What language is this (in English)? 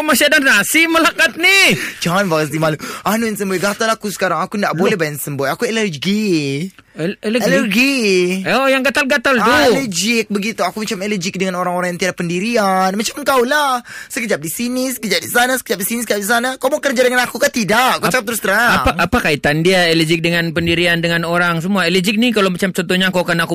Malay